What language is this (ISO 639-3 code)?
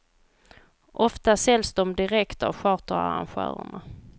swe